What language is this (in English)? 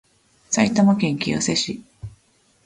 Japanese